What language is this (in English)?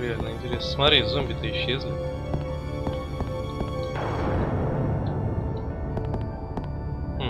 Russian